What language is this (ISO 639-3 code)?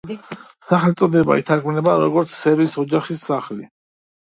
kat